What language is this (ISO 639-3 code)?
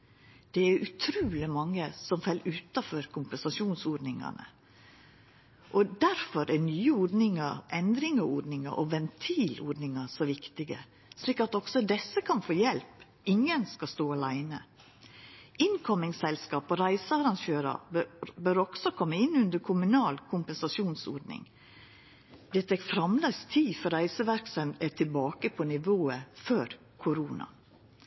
nno